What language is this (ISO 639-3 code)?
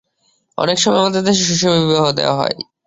ben